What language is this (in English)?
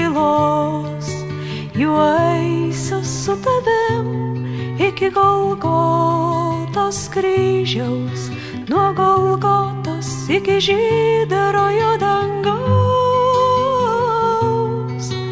Lithuanian